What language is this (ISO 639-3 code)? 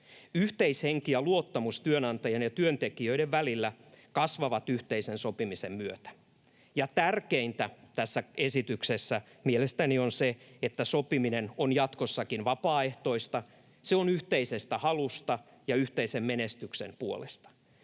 fin